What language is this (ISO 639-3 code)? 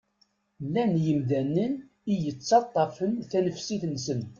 kab